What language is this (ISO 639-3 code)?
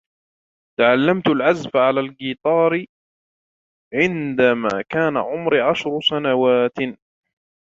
ara